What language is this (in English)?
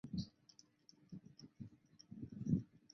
Chinese